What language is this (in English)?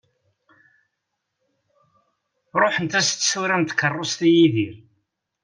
Kabyle